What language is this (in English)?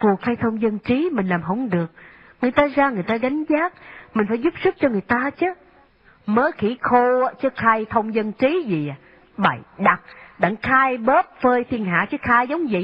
Vietnamese